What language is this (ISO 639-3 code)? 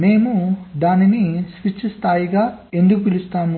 tel